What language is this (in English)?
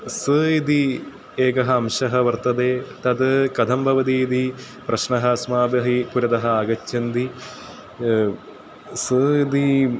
Sanskrit